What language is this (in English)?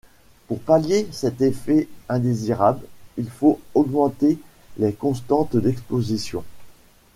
French